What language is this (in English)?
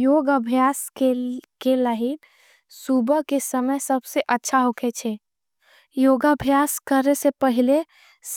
Angika